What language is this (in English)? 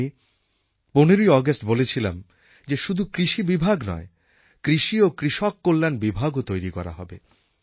Bangla